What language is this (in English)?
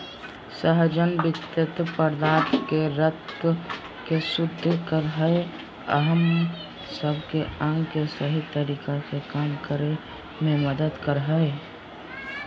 Magahi